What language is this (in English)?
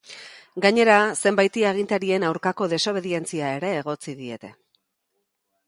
Basque